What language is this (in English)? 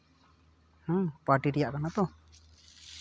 Santali